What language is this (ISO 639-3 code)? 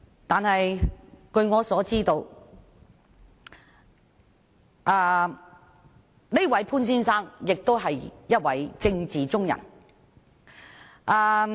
yue